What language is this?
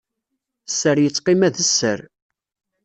Kabyle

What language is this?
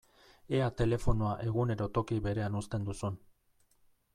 Basque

